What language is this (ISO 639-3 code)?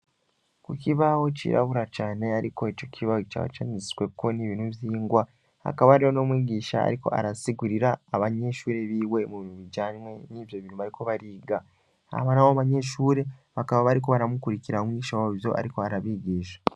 run